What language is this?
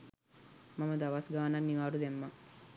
Sinhala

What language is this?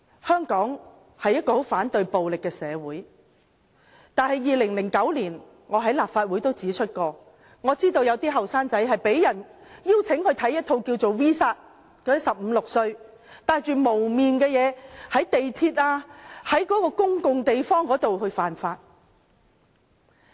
Cantonese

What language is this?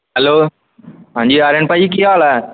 Punjabi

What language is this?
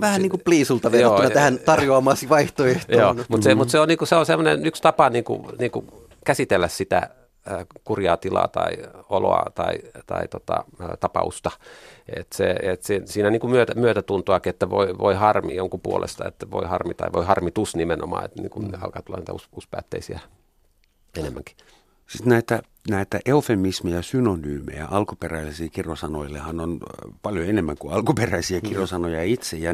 Finnish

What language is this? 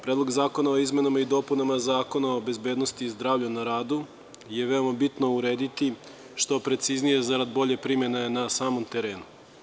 Serbian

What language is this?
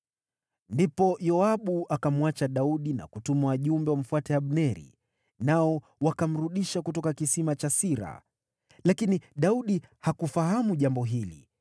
Swahili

